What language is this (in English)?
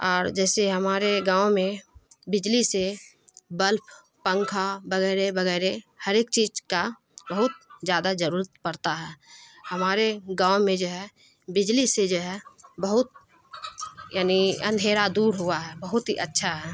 Urdu